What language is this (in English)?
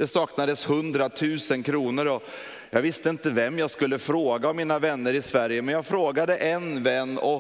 Swedish